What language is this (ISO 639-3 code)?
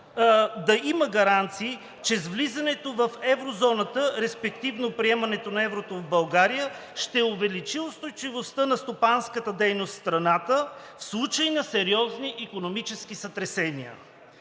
bul